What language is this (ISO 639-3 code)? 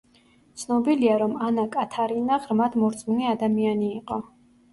kat